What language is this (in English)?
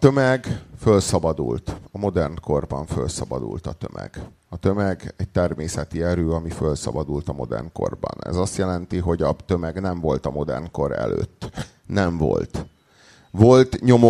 Hungarian